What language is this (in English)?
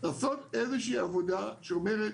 Hebrew